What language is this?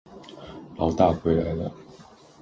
Chinese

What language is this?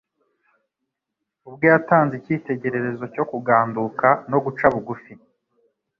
Kinyarwanda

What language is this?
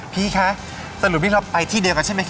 Thai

